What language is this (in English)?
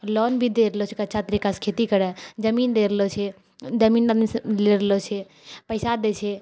Maithili